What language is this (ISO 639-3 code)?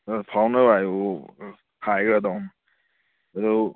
mni